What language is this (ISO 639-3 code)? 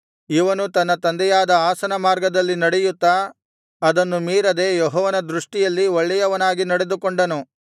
kan